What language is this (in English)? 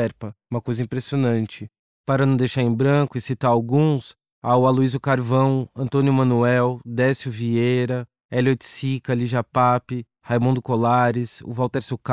Portuguese